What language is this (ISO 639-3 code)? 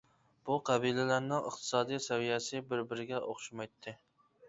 uig